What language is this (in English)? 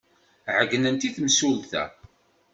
Kabyle